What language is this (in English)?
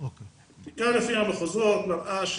Hebrew